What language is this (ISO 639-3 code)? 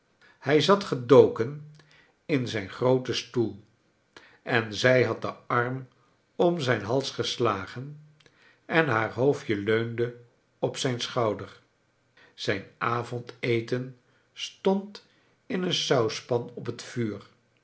nld